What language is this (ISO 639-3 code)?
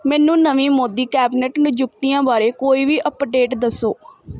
pan